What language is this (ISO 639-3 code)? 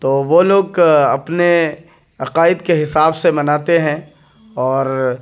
urd